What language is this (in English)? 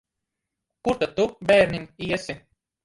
Latvian